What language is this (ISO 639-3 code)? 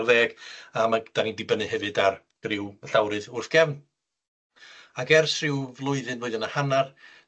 cym